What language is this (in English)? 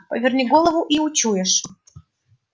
Russian